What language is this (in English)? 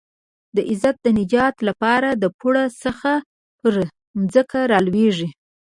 Pashto